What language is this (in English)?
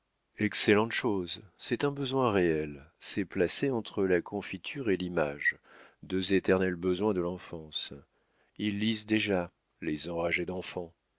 French